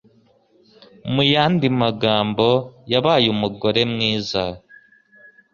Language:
Kinyarwanda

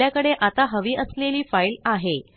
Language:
Marathi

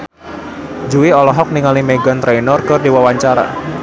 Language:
Sundanese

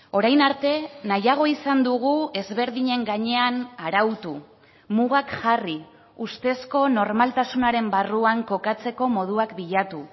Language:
Basque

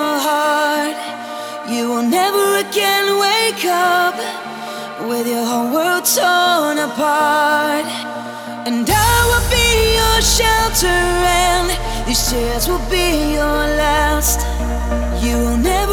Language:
English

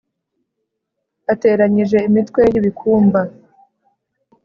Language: Kinyarwanda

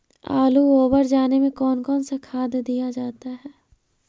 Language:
Magahi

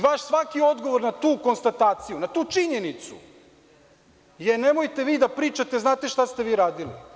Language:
Serbian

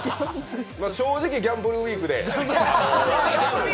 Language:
Japanese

